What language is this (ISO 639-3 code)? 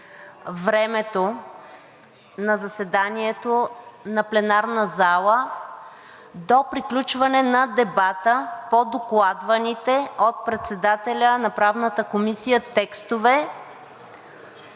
bul